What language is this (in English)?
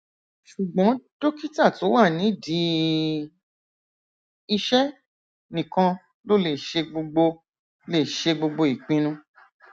Yoruba